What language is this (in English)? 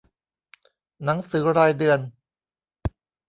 Thai